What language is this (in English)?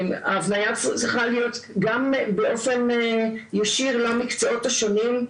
Hebrew